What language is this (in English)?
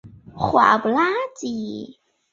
Chinese